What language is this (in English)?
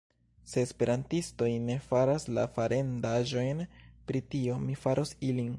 Esperanto